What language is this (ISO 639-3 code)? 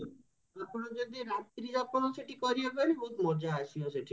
ori